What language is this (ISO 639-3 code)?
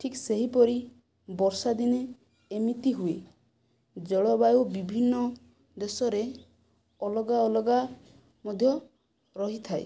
ori